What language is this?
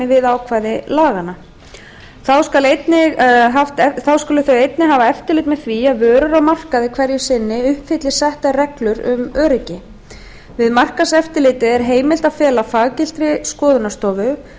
Icelandic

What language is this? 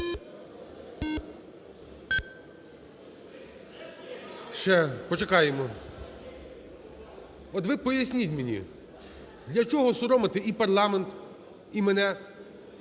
Ukrainian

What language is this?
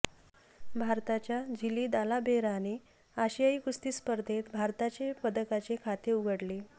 Marathi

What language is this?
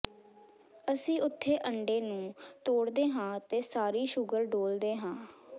Punjabi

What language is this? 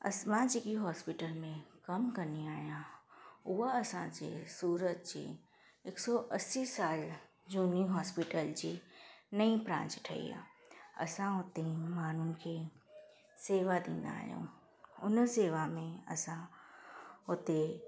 Sindhi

